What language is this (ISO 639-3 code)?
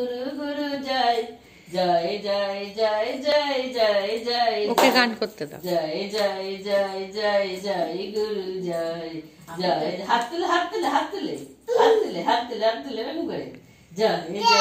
ara